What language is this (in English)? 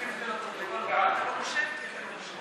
Hebrew